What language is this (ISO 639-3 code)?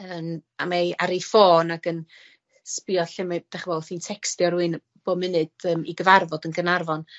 cym